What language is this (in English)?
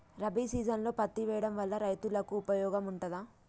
Telugu